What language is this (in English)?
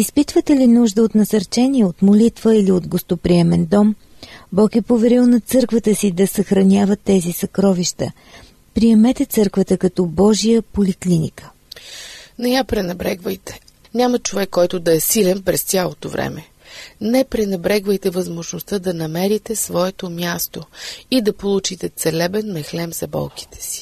Bulgarian